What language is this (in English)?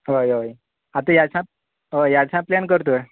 Konkani